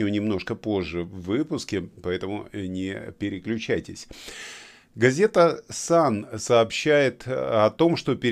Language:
Russian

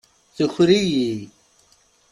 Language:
Kabyle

